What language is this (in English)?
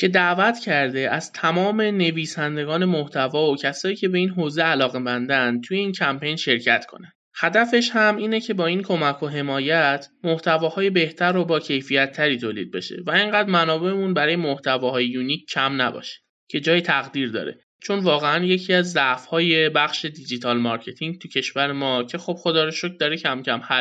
Persian